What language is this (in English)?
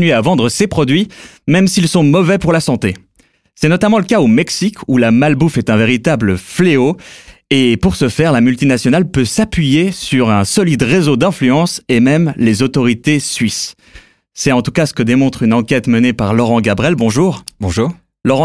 French